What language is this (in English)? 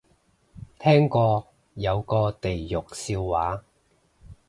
Cantonese